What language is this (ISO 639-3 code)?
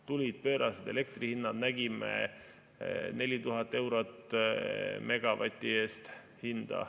est